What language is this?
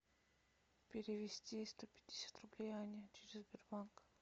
Russian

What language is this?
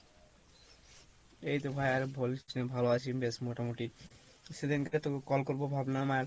Bangla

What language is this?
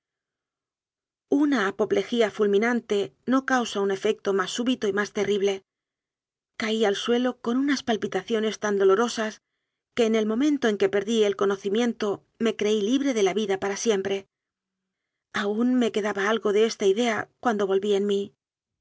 Spanish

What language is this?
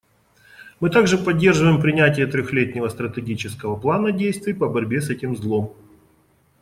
Russian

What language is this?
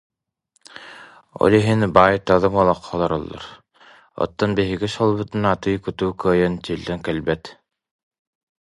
Yakut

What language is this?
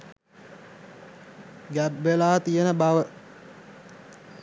Sinhala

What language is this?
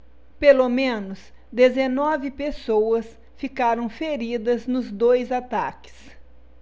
Portuguese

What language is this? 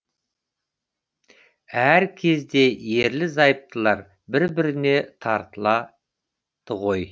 Kazakh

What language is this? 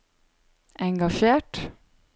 Norwegian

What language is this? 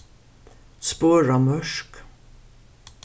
Faroese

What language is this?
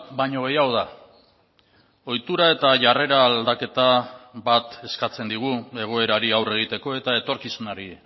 Basque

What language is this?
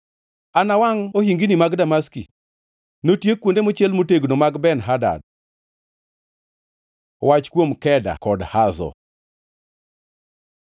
Luo (Kenya and Tanzania)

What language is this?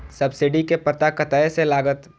Maithili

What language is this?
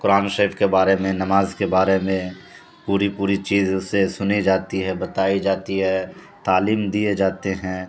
Urdu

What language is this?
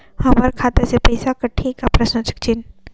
Chhattisgarhi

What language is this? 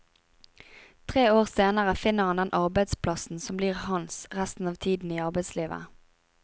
Norwegian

